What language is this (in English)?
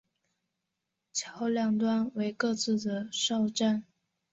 Chinese